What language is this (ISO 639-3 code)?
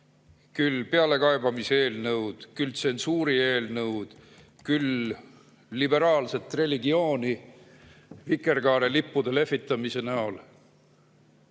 est